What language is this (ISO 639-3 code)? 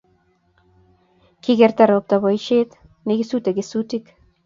kln